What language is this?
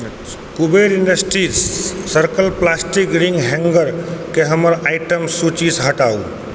Maithili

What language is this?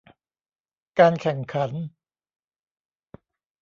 Thai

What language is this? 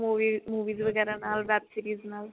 Punjabi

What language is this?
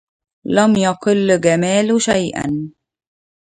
Arabic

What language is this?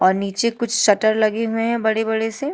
Hindi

